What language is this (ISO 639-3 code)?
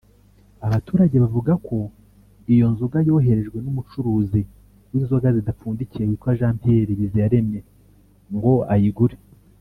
kin